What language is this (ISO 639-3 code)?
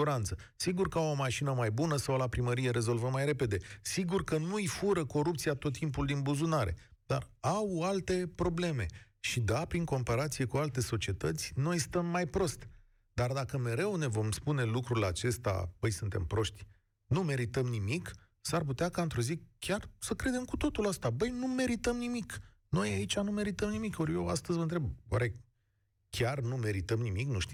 ron